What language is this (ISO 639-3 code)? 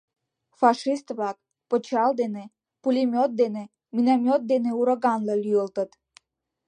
chm